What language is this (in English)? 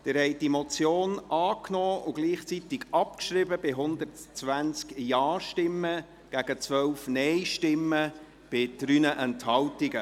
Swiss German